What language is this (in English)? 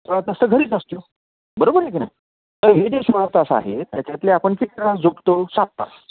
Marathi